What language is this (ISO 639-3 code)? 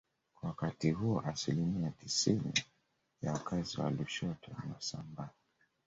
swa